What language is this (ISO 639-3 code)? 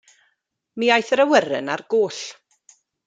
cym